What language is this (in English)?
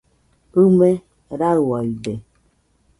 Nüpode Huitoto